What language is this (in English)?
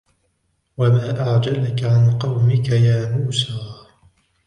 Arabic